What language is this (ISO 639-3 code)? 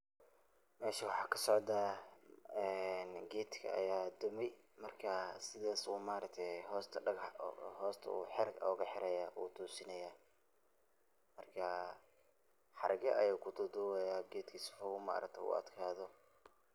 som